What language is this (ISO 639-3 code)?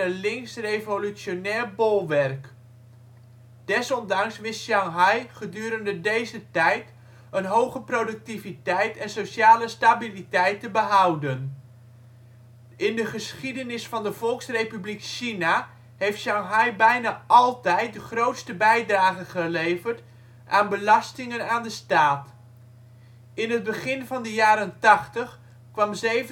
nld